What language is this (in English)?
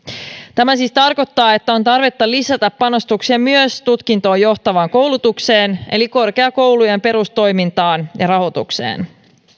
Finnish